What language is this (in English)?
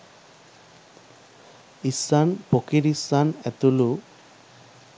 Sinhala